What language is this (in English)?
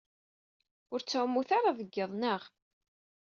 Kabyle